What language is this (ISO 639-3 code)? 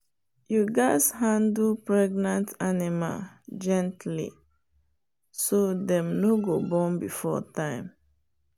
pcm